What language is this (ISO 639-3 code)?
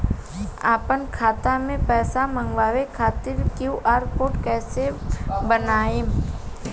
bho